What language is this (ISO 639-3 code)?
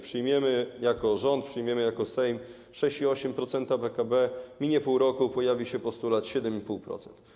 pol